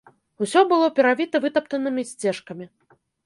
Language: Belarusian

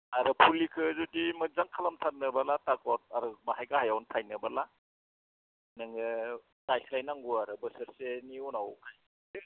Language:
Bodo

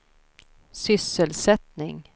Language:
Swedish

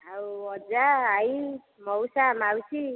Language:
Odia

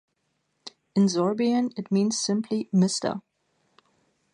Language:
English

